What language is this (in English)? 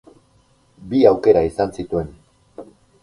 Basque